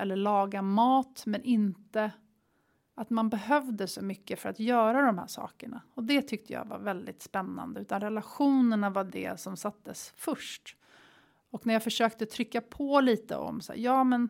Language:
Swedish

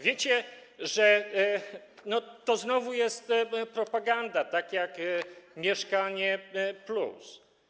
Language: Polish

